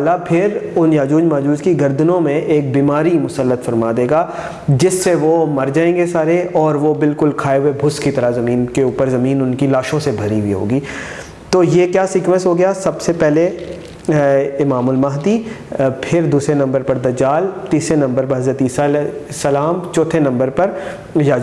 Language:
Indonesian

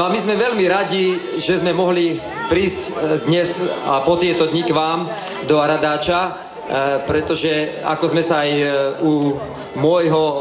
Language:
Romanian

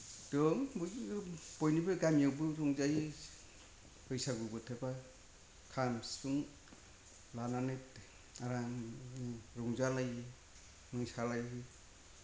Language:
Bodo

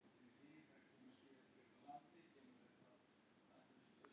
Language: Icelandic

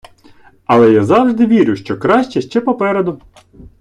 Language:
Ukrainian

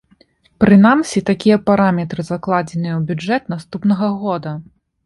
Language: Belarusian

